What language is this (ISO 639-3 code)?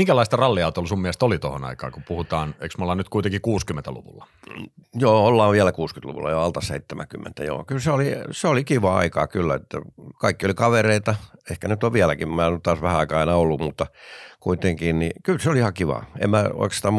fin